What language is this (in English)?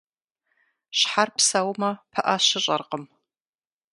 Kabardian